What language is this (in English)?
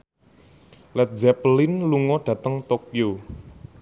Javanese